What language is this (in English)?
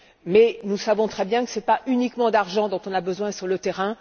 French